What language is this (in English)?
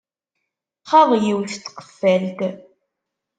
Kabyle